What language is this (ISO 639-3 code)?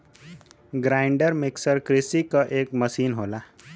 bho